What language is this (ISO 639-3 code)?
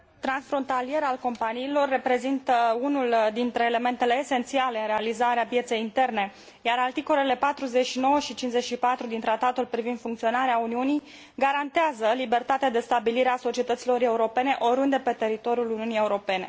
ron